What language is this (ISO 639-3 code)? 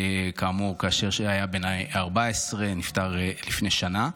heb